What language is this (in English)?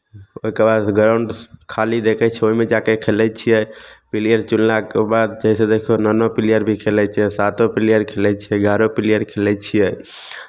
Maithili